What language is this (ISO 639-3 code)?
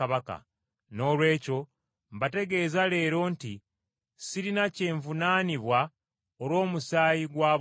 lug